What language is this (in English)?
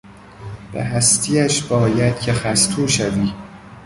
Persian